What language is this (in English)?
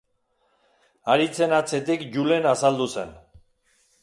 Basque